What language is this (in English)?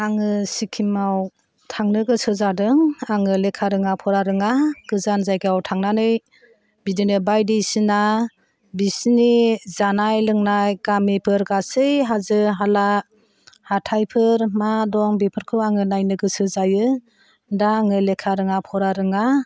Bodo